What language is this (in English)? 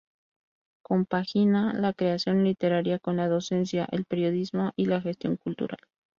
Spanish